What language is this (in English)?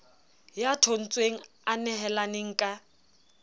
Southern Sotho